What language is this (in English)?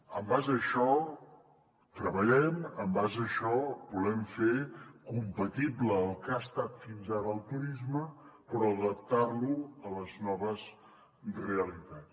Catalan